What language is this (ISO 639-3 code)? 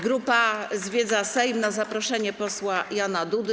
pol